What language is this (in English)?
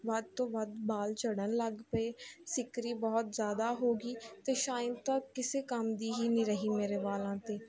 Punjabi